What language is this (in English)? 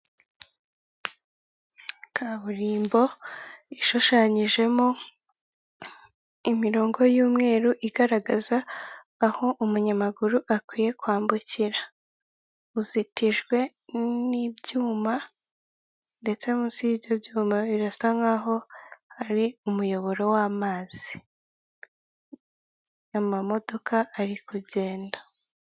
Kinyarwanda